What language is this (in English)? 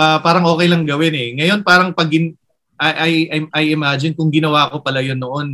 Filipino